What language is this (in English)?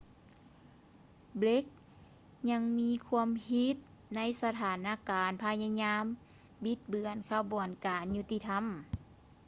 Lao